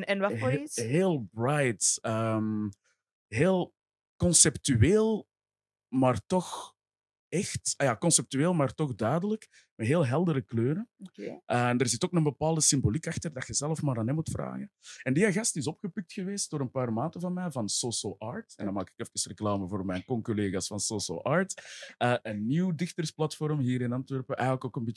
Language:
Dutch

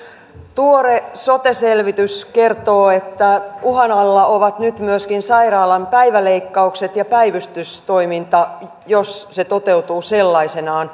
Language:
Finnish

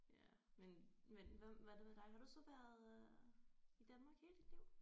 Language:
Danish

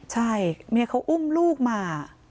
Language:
Thai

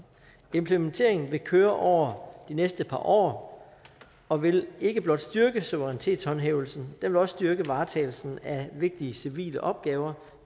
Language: Danish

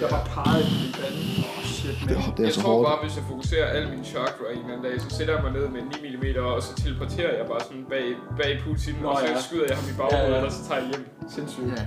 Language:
Danish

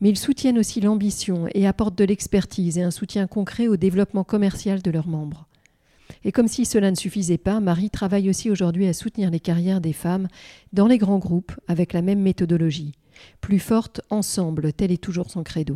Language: French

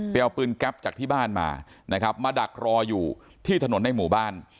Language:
Thai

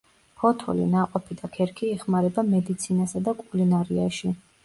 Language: Georgian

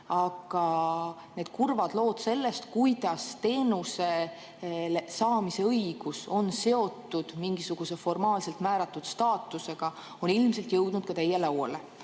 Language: Estonian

